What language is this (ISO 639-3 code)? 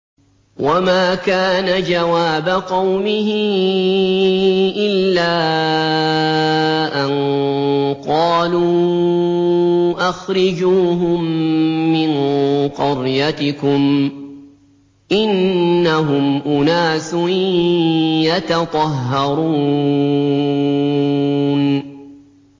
ara